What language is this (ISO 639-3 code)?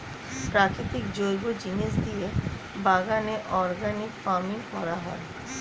ben